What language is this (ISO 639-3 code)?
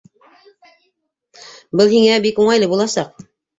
bak